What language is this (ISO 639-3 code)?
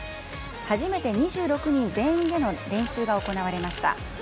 jpn